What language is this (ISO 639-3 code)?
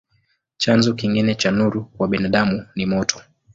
swa